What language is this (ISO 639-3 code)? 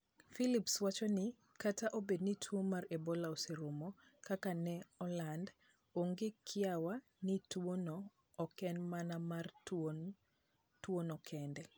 luo